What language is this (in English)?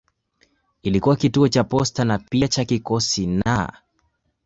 Swahili